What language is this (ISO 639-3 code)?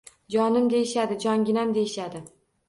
uzb